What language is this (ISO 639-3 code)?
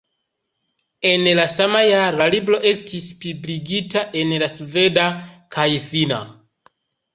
epo